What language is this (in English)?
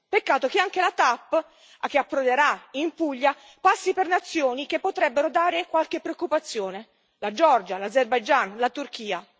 Italian